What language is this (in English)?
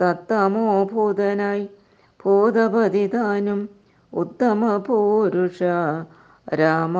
Malayalam